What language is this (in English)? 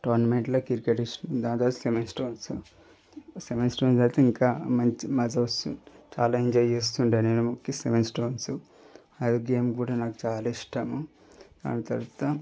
Telugu